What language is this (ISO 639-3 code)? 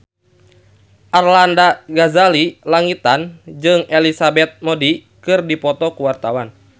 sun